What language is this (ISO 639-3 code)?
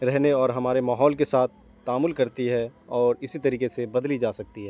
urd